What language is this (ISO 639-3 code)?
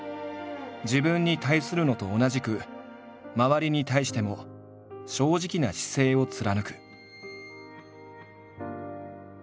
jpn